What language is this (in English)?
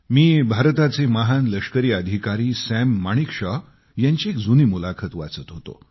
Marathi